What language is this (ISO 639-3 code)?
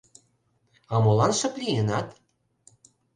chm